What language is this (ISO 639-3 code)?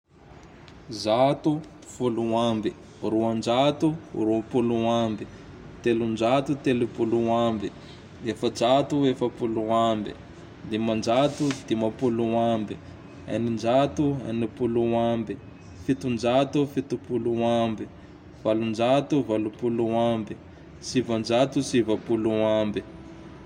tdx